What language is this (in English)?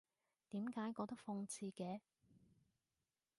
Cantonese